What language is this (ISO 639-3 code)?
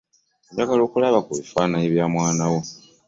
lug